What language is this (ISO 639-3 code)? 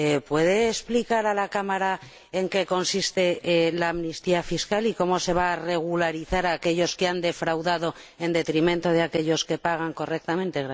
spa